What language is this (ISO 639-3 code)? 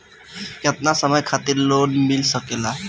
bho